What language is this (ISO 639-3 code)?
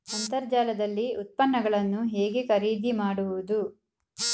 kan